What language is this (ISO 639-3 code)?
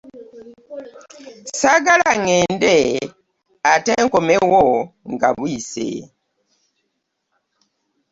lug